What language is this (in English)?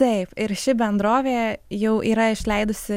Lithuanian